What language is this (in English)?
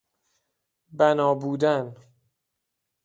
Persian